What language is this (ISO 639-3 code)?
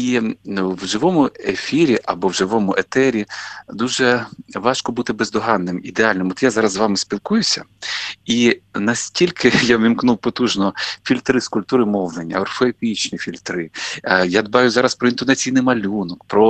ukr